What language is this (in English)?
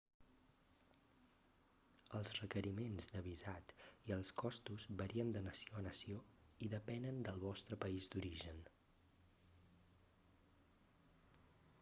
Catalan